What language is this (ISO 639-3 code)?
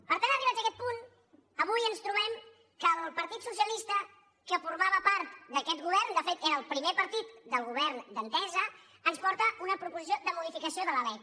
cat